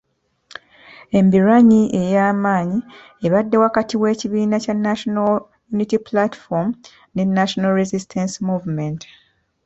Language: Ganda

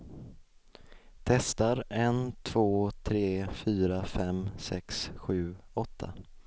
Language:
Swedish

